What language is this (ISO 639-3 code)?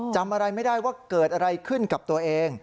tha